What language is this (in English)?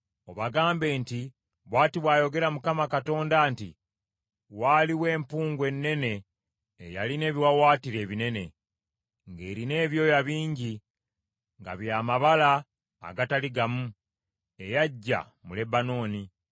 Ganda